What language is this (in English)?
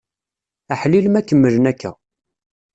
Kabyle